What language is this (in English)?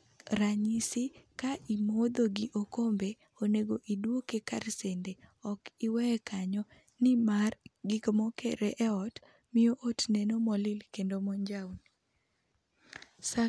Luo (Kenya and Tanzania)